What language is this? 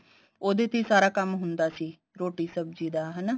Punjabi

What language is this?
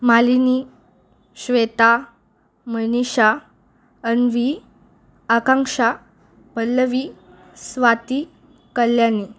Marathi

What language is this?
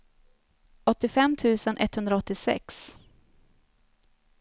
Swedish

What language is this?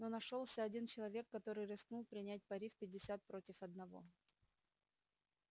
Russian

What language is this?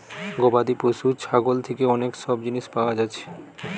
Bangla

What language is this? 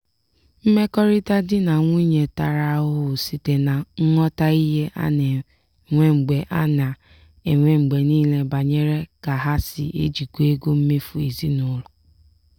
Igbo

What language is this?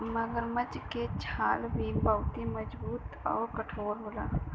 Bhojpuri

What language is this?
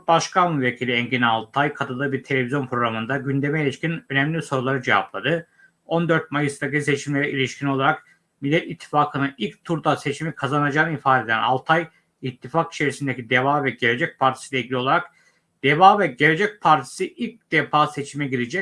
Turkish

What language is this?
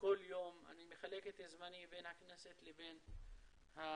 Hebrew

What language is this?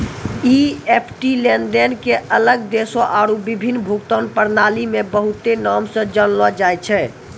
Maithili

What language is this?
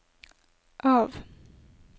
Norwegian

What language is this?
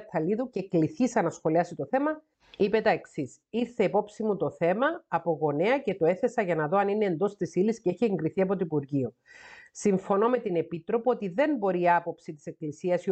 Greek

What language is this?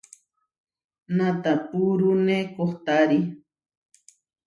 Huarijio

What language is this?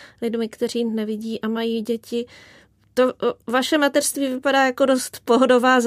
Czech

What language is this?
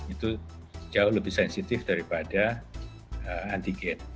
Indonesian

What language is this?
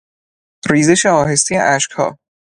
Persian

